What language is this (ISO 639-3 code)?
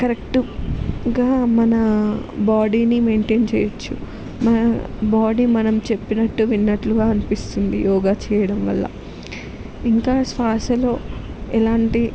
tel